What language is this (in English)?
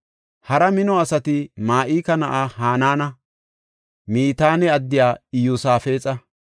Gofa